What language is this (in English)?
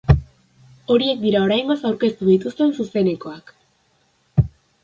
Basque